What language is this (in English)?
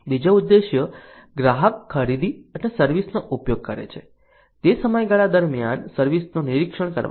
Gujarati